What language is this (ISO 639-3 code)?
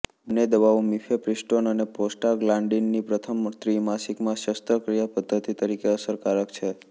guj